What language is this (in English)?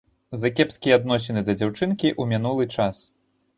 Belarusian